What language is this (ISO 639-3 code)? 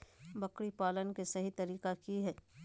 mag